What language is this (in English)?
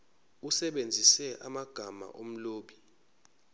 Zulu